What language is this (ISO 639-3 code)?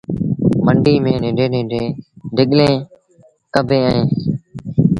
sbn